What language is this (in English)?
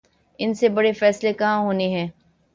Urdu